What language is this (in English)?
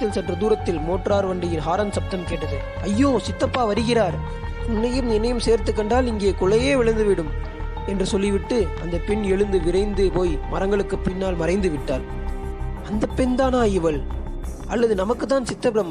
Tamil